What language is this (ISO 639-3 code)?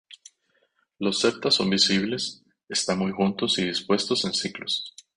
spa